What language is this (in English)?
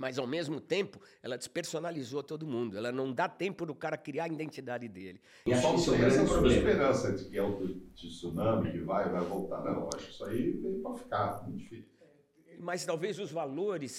Portuguese